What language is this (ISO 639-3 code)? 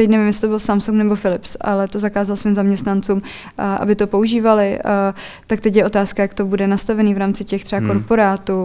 ces